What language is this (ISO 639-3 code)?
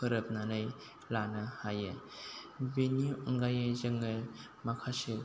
brx